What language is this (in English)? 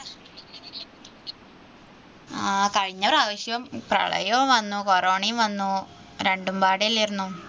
Malayalam